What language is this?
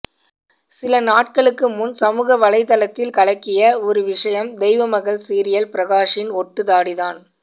Tamil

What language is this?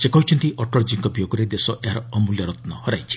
Odia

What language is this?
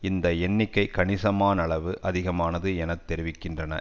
Tamil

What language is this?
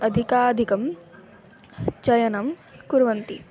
Sanskrit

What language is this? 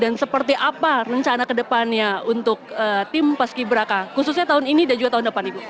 Indonesian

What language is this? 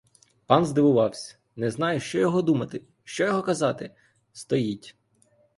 Ukrainian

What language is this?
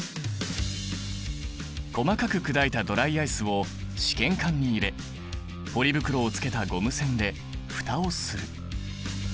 Japanese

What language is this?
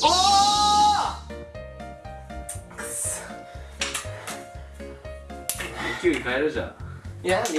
Japanese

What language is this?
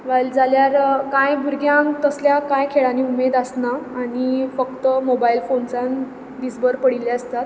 Konkani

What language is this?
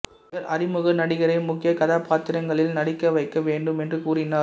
Tamil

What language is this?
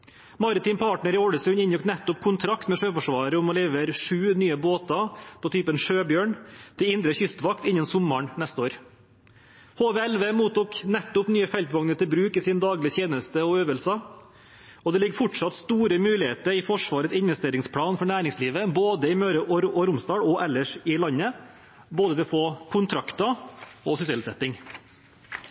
Norwegian Bokmål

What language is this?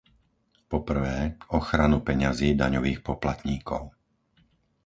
Slovak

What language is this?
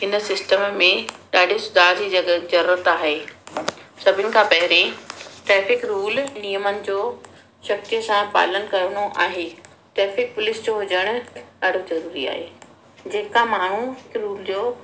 Sindhi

